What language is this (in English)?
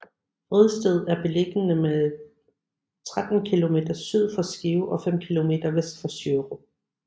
Danish